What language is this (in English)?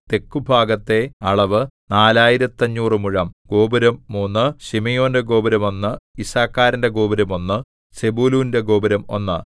Malayalam